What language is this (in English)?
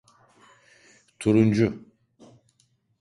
Turkish